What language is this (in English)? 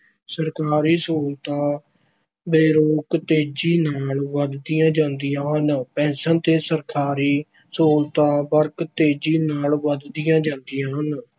Punjabi